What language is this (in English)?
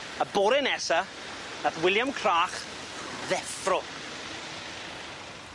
Welsh